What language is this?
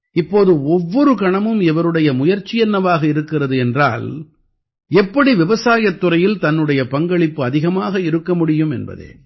Tamil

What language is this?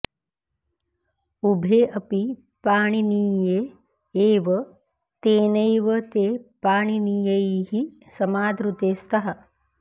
Sanskrit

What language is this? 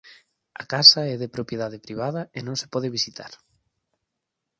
Galician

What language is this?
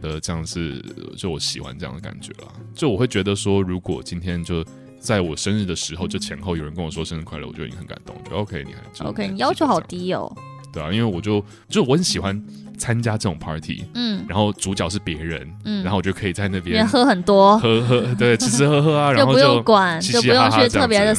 Chinese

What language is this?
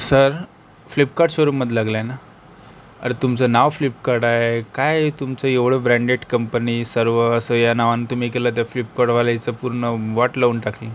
Marathi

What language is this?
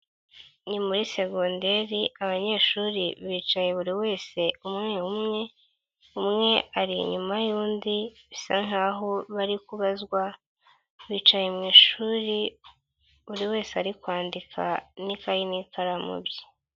Kinyarwanda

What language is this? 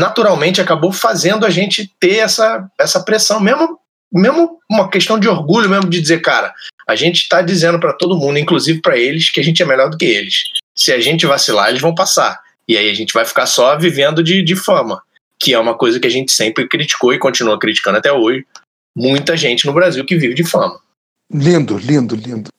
Portuguese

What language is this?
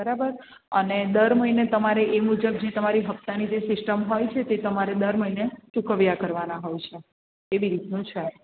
Gujarati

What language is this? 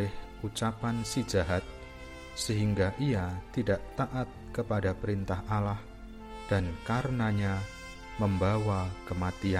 Indonesian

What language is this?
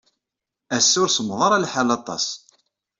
Kabyle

